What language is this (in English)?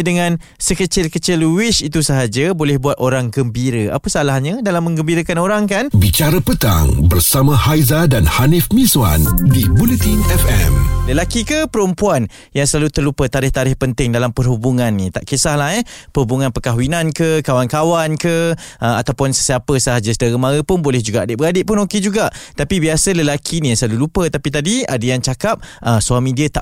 Malay